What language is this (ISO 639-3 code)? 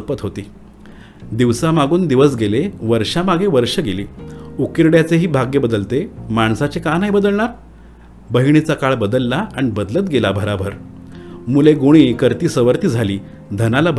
mar